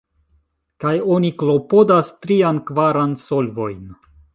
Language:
Esperanto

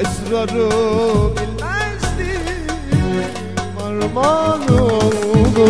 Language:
Turkish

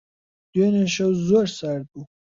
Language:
Central Kurdish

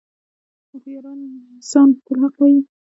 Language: Pashto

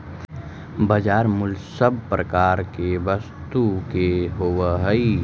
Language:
Magahi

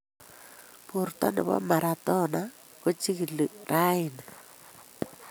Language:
Kalenjin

